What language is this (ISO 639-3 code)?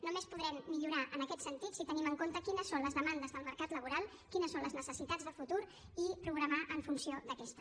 cat